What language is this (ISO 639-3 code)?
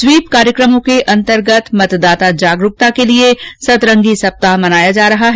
hin